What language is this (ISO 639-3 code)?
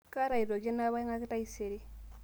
mas